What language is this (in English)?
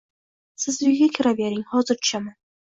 Uzbek